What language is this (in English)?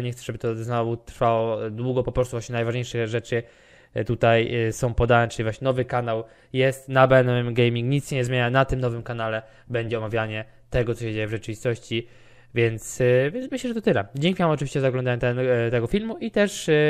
Polish